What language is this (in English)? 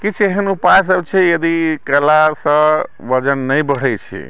Maithili